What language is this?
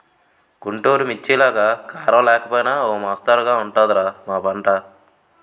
Telugu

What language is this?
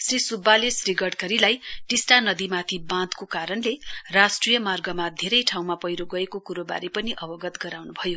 Nepali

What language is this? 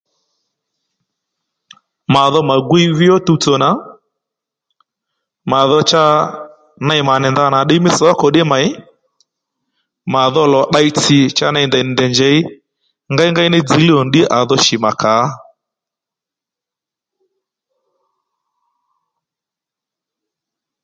Lendu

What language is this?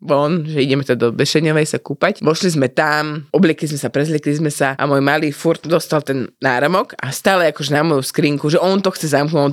Slovak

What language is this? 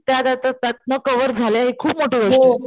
Marathi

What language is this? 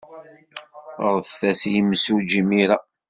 Kabyle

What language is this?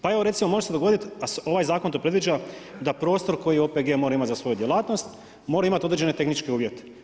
Croatian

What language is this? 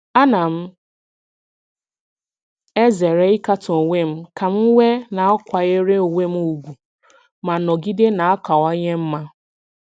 Igbo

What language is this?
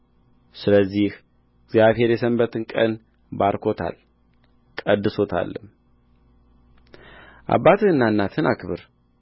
Amharic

